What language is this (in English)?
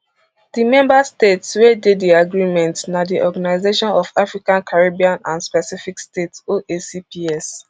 Nigerian Pidgin